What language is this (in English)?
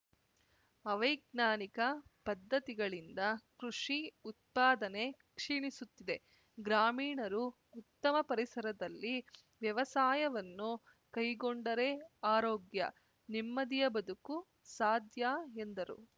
Kannada